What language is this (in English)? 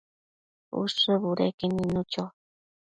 Matsés